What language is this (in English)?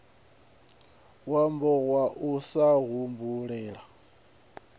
Venda